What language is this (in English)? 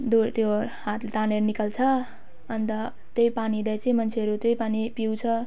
Nepali